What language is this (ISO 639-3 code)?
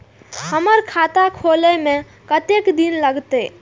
mai